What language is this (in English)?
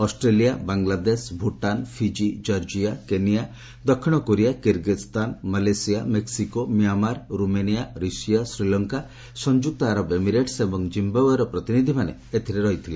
Odia